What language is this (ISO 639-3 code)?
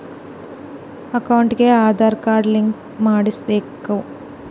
kan